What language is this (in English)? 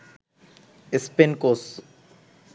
Bangla